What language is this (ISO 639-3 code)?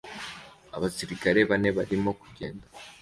kin